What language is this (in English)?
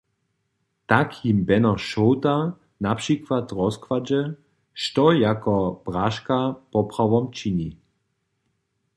Upper Sorbian